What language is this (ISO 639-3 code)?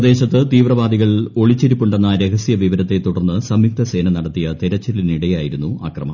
mal